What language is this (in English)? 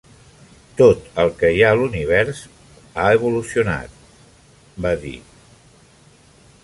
Catalan